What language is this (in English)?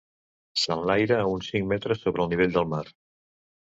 Catalan